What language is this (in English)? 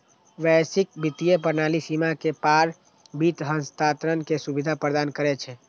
Maithili